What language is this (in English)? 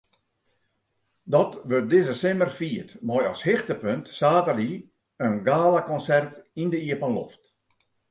Western Frisian